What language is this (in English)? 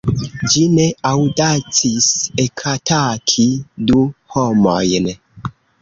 Esperanto